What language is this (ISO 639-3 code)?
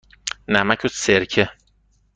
fas